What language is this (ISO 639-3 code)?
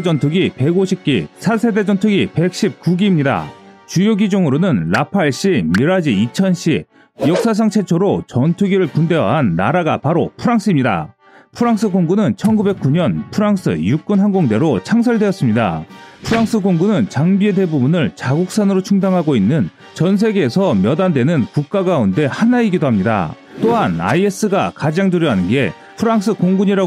kor